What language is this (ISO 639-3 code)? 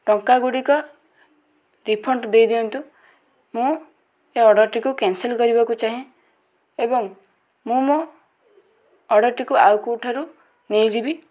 ori